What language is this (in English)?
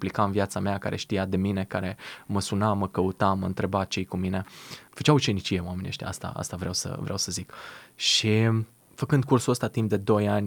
Romanian